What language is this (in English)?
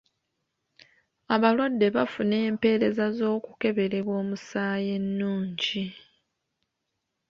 Ganda